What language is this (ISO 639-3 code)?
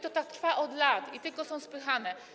pol